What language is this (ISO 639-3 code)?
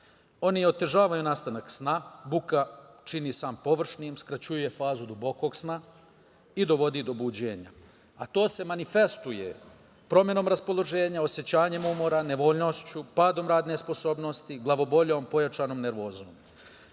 srp